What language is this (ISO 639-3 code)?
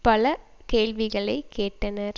tam